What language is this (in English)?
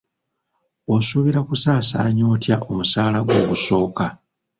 Ganda